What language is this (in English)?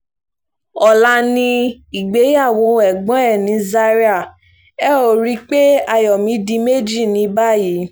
Yoruba